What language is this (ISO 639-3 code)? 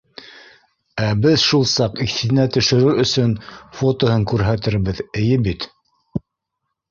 bak